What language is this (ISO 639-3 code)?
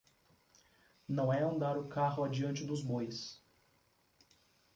por